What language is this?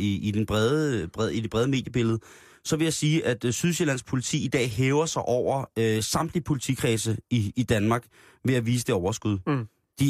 Danish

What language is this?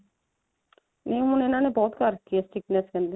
Punjabi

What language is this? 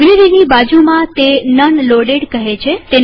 Gujarati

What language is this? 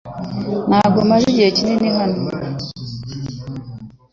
Kinyarwanda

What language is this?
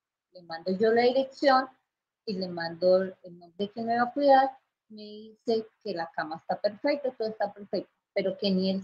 Spanish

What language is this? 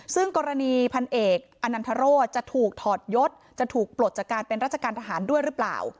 Thai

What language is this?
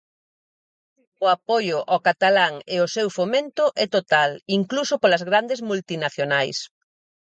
Galician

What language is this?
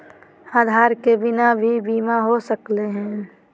Magahi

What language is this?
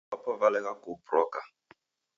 Taita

